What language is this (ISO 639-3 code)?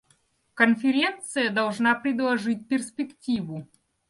rus